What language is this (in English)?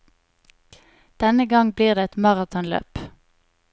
Norwegian